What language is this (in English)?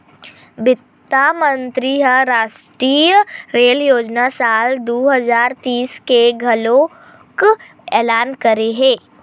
Chhattisgarhi